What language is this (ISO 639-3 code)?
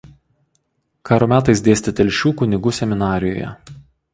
lit